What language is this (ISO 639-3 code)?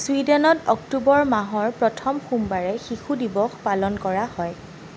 asm